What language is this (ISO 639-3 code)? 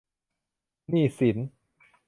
tha